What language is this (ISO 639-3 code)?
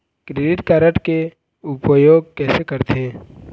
hne